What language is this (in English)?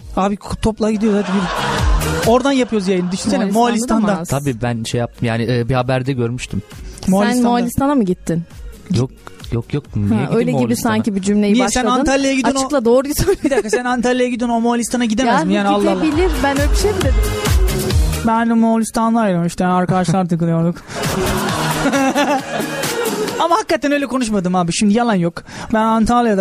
Turkish